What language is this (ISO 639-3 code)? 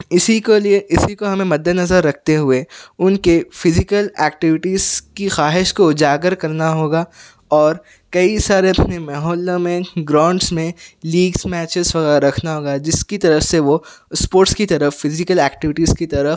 urd